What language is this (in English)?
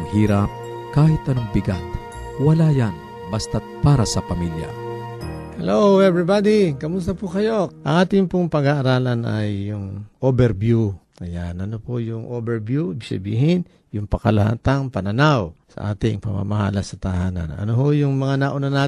Filipino